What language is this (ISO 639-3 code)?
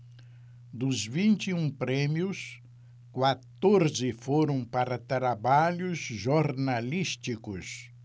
por